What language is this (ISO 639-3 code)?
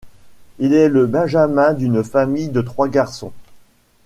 fra